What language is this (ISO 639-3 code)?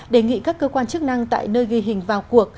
vie